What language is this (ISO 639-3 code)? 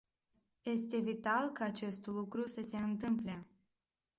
ron